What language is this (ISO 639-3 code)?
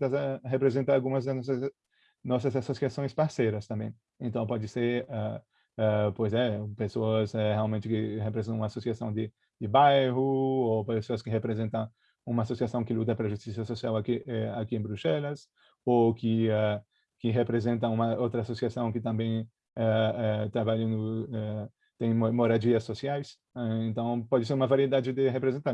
por